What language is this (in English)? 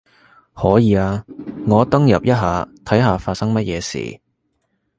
Cantonese